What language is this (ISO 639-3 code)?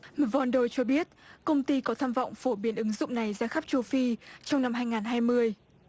vie